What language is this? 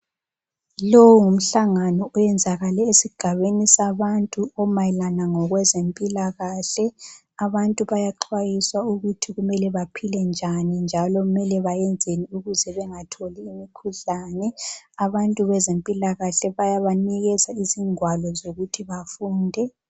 North Ndebele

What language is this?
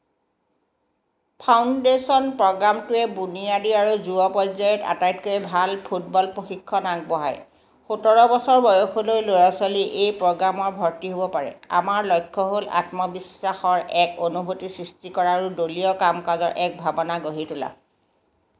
Assamese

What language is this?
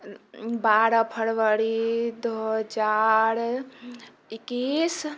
Maithili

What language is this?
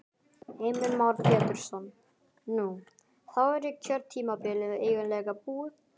Icelandic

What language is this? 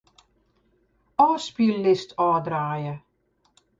Western Frisian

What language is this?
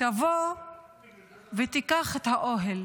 Hebrew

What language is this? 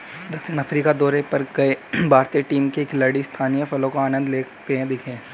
Hindi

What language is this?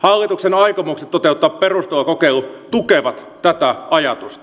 Finnish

